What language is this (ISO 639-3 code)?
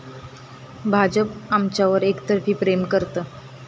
mar